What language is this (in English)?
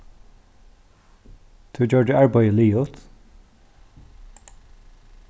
Faroese